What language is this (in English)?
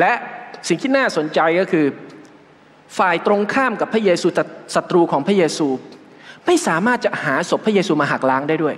Thai